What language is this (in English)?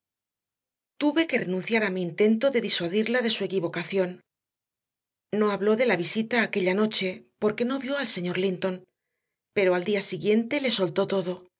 Spanish